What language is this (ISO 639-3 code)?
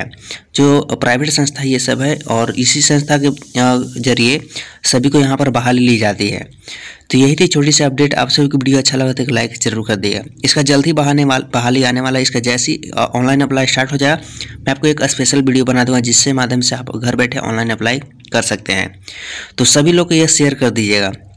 hin